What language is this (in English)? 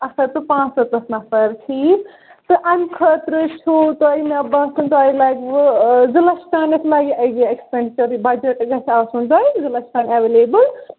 Kashmiri